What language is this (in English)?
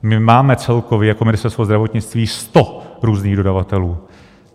Czech